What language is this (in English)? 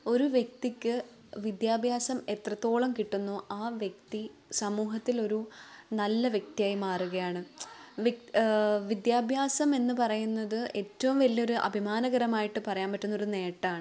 Malayalam